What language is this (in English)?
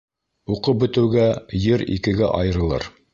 Bashkir